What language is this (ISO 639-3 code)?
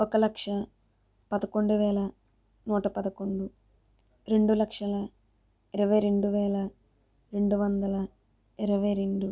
tel